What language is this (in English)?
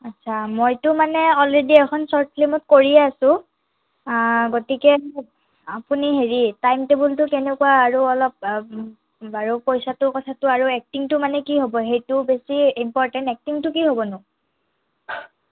Assamese